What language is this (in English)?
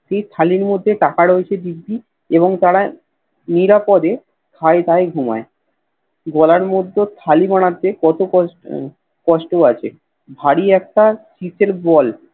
Bangla